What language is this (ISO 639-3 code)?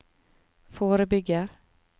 nor